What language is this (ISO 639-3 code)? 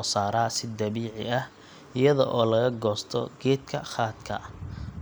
som